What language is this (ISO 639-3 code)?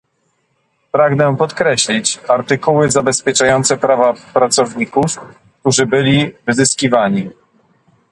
pol